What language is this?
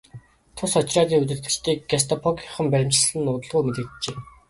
Mongolian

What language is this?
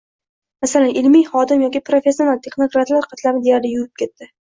Uzbek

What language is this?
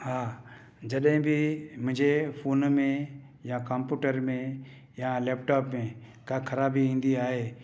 Sindhi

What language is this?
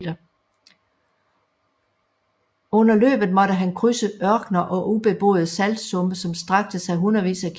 Danish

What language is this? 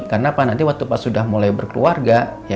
Indonesian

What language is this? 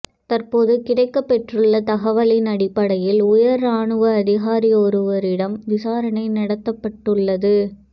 Tamil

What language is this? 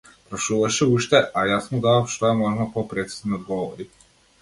Macedonian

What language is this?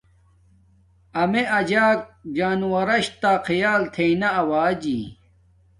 Domaaki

